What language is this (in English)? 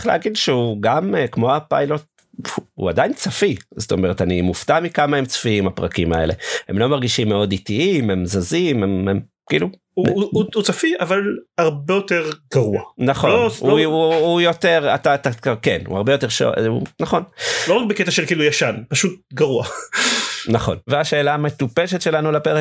Hebrew